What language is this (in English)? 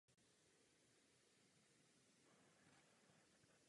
Czech